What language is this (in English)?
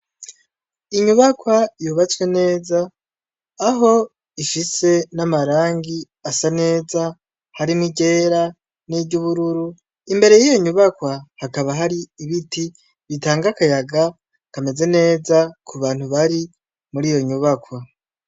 Rundi